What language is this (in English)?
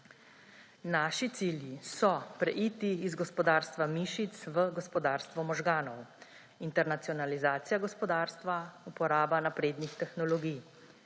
Slovenian